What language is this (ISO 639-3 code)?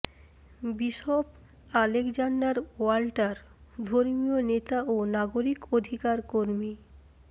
ben